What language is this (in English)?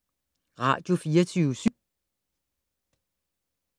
Danish